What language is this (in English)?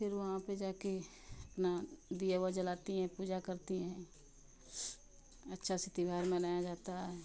Hindi